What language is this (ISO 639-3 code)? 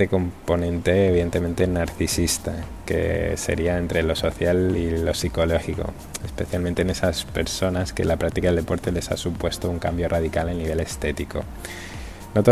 spa